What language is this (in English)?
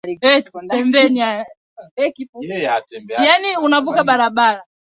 Swahili